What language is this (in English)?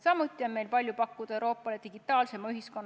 Estonian